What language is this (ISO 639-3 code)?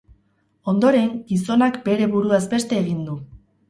eus